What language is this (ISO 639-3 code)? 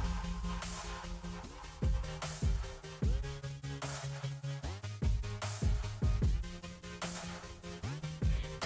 jpn